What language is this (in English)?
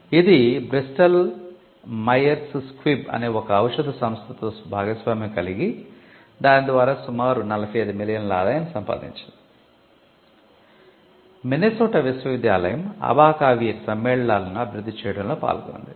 Telugu